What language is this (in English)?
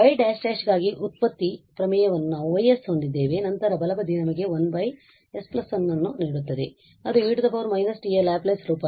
Kannada